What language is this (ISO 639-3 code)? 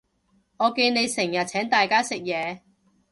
yue